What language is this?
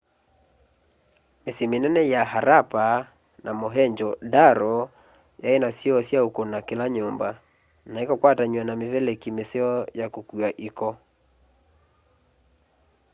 Kamba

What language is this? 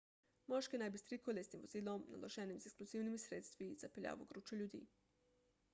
Slovenian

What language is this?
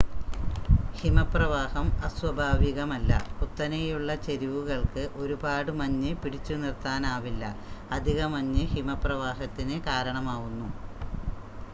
Malayalam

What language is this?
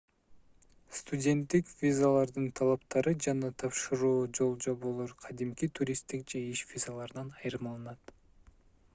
Kyrgyz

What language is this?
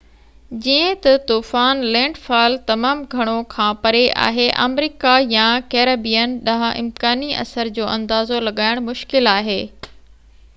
Sindhi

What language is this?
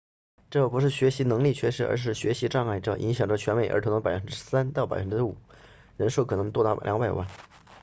Chinese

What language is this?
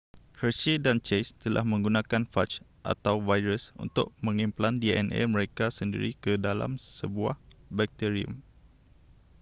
Malay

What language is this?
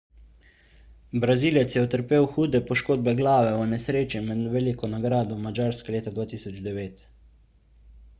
Slovenian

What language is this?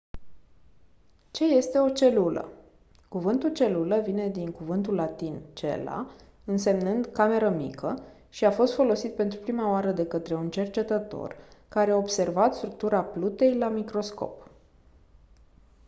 Romanian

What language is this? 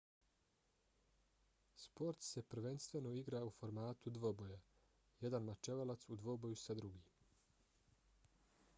Bosnian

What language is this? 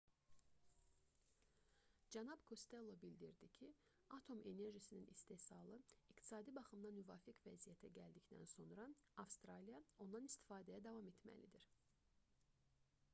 Azerbaijani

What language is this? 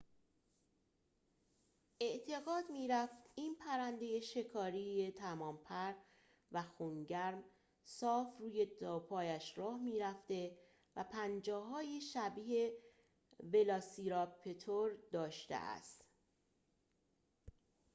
Persian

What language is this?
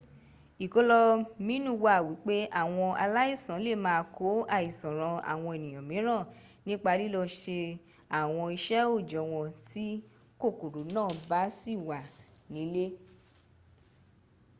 Yoruba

